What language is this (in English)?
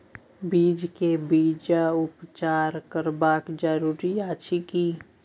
Maithili